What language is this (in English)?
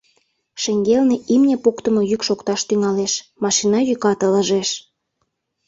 Mari